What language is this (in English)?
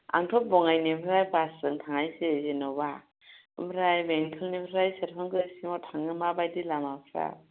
Bodo